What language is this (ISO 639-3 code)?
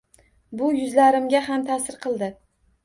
uzb